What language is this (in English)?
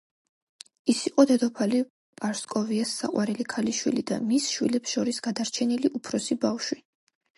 Georgian